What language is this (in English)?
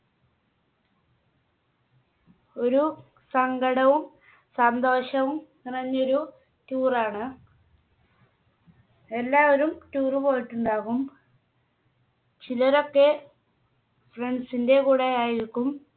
Malayalam